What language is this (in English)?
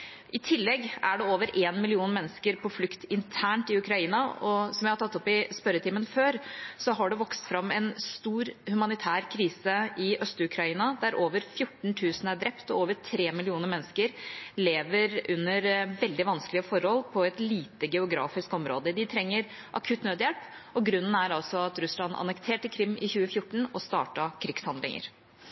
Norwegian Bokmål